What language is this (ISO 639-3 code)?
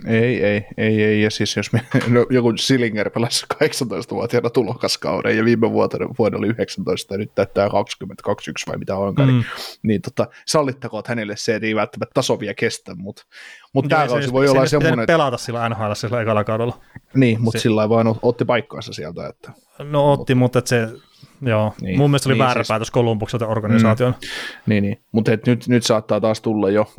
fin